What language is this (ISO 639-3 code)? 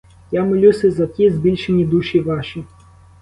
ukr